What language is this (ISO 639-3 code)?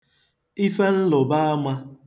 ibo